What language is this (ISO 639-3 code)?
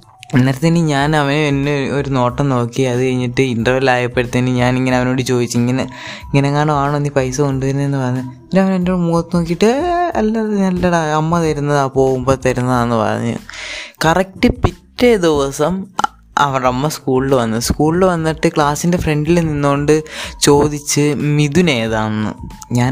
mal